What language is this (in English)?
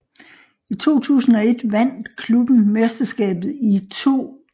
Danish